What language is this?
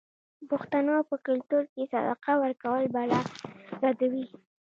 Pashto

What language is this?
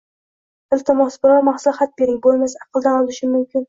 Uzbek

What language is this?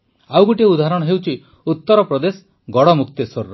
Odia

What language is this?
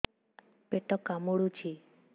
Odia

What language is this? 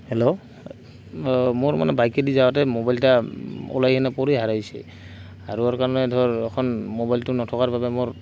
Assamese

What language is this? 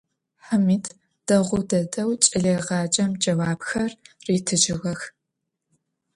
Adyghe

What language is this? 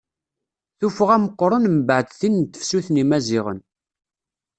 Kabyle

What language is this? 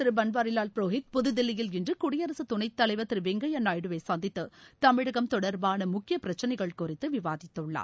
Tamil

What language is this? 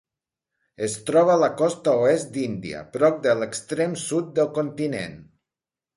Catalan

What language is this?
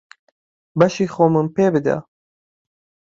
Central Kurdish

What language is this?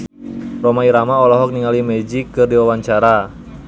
Sundanese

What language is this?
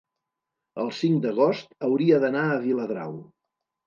Catalan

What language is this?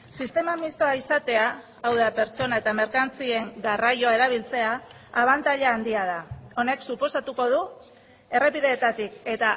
Basque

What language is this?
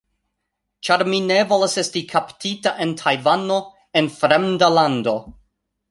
Esperanto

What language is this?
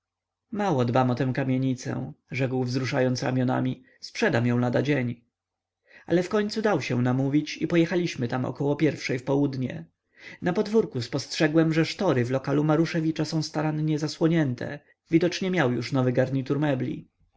Polish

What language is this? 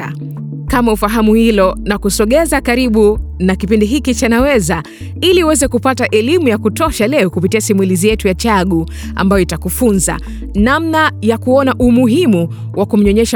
Swahili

